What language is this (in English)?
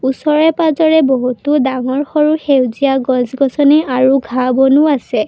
Assamese